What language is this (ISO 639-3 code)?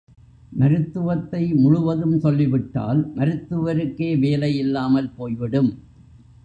tam